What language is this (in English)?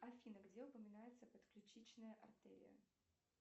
Russian